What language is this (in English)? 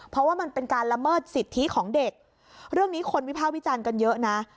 Thai